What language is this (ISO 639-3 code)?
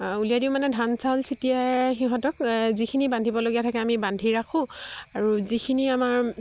asm